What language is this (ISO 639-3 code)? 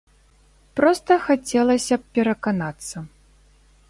bel